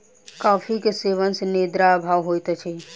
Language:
Maithili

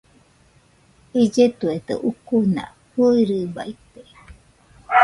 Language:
Nüpode Huitoto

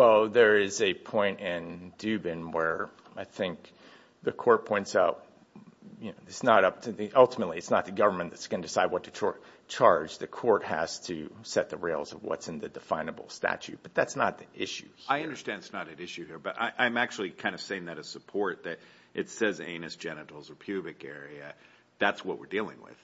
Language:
English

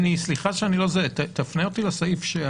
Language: Hebrew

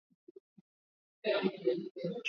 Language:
Swahili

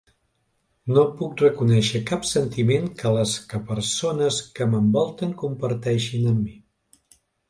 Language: Catalan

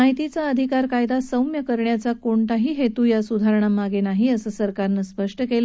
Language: Marathi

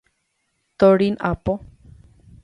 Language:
Guarani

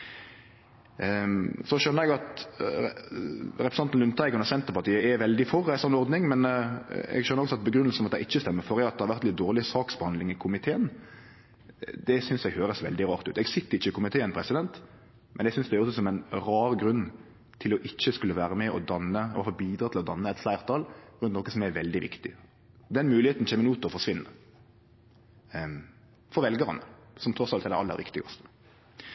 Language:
Norwegian Nynorsk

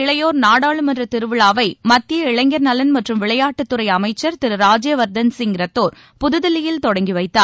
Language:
Tamil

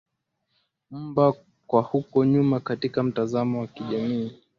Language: Swahili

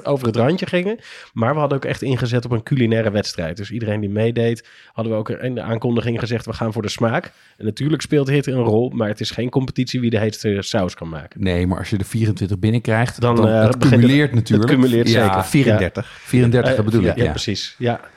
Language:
Dutch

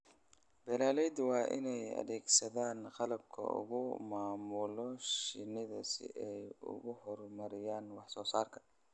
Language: Somali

